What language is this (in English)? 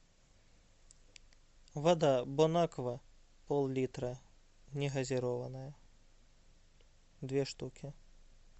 Russian